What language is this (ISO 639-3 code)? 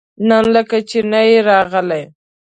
pus